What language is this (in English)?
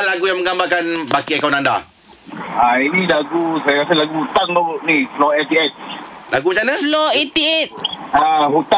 Malay